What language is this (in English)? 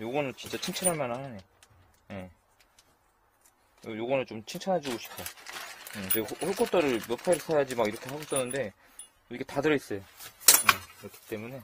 Korean